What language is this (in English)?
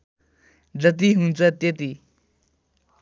Nepali